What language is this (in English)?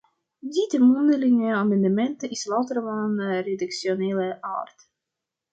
Dutch